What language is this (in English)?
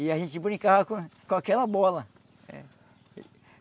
Portuguese